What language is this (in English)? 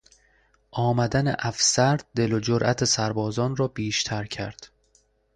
Persian